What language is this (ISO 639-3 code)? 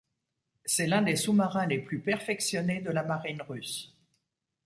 fra